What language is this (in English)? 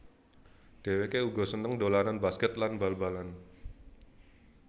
Javanese